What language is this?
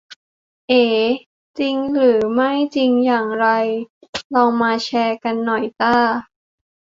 Thai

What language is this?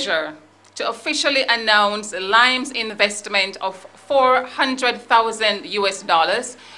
English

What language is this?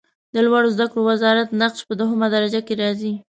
Pashto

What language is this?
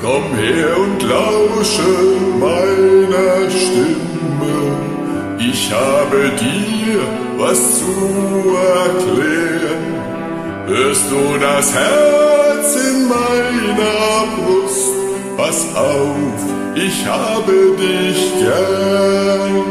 German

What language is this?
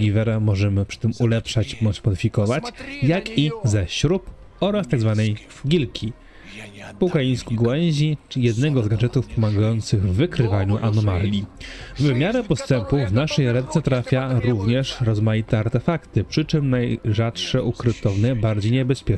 Polish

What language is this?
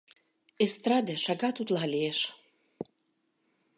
Mari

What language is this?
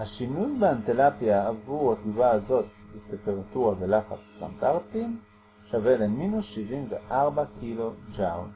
Hebrew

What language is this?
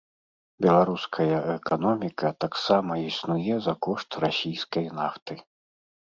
Belarusian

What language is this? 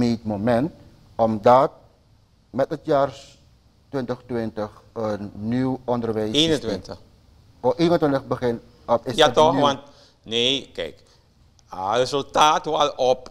Dutch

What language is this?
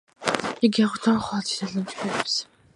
Georgian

